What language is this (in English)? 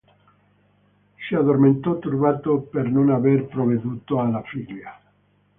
Italian